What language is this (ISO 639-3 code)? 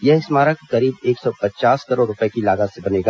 hin